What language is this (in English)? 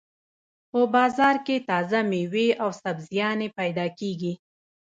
Pashto